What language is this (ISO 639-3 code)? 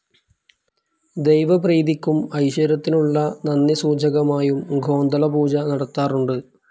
mal